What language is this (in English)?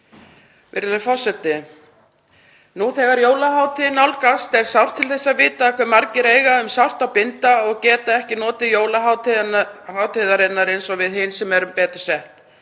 Icelandic